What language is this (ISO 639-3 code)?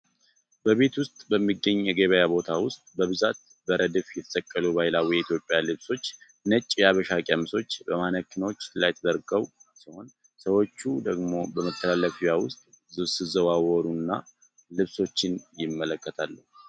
amh